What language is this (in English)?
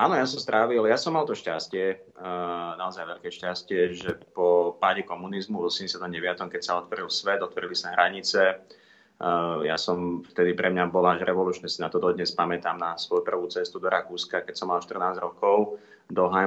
Slovak